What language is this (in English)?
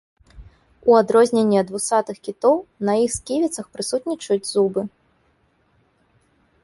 Belarusian